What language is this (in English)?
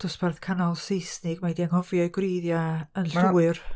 Welsh